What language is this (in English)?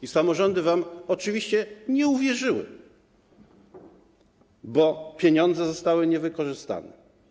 Polish